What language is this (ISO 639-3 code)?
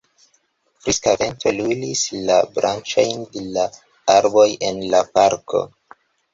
epo